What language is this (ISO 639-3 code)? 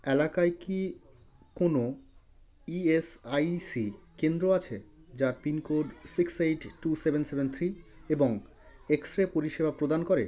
ben